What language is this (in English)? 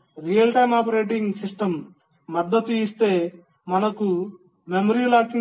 Telugu